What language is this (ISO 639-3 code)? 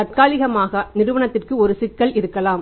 tam